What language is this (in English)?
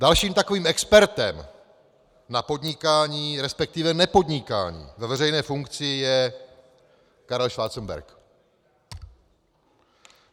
Czech